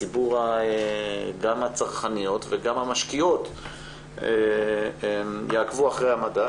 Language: Hebrew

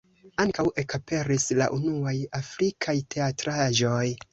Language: Esperanto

